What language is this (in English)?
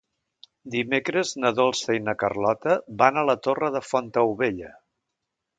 Catalan